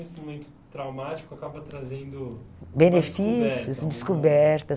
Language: Portuguese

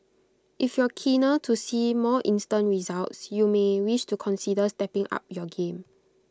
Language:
English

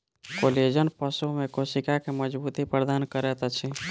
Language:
Maithili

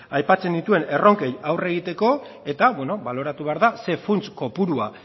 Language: Basque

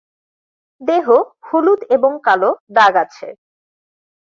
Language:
Bangla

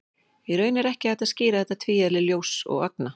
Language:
Icelandic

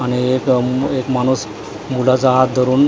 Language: Marathi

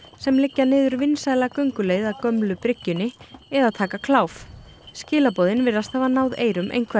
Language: Icelandic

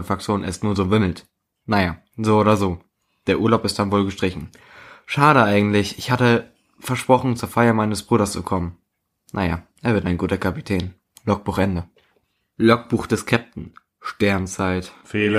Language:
German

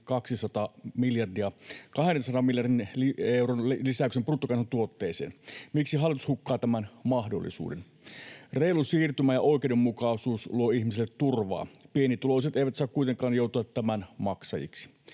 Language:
Finnish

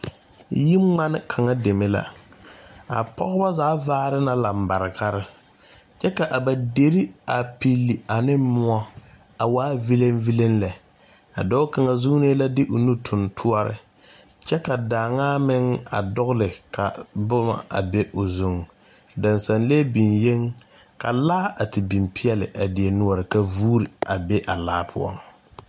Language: Southern Dagaare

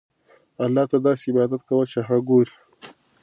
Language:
Pashto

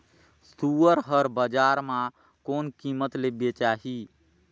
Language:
Chhattisgarhi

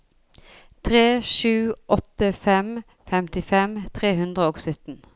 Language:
Norwegian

